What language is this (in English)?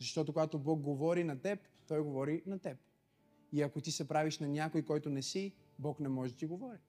Bulgarian